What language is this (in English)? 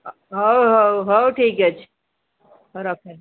Odia